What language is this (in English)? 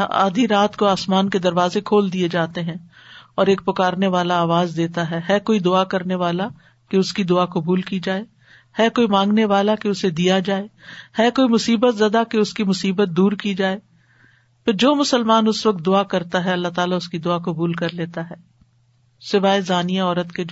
Urdu